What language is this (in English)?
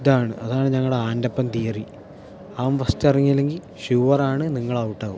Malayalam